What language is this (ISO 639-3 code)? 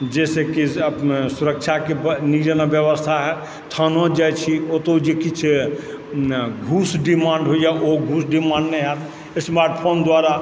mai